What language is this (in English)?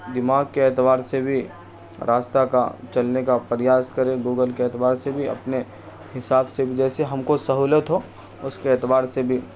Urdu